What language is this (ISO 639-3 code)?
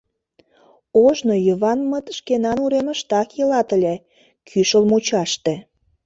chm